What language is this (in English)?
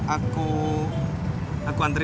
Indonesian